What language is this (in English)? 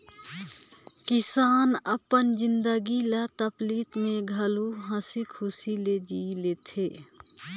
Chhattisgarhi